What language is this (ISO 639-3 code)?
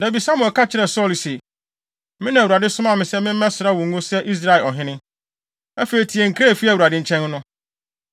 aka